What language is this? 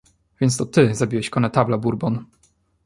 Polish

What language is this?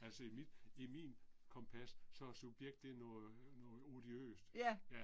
Danish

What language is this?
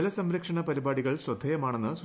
Malayalam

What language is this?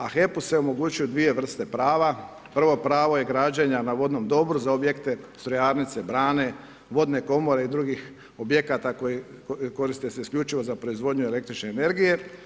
Croatian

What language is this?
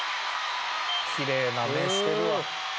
Japanese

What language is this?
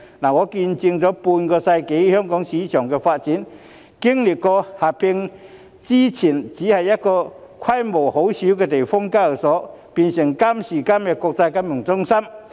Cantonese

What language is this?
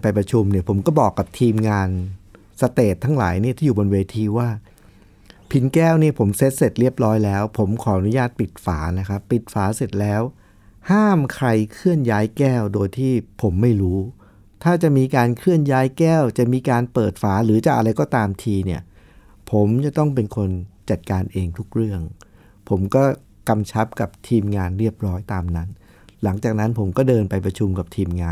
Thai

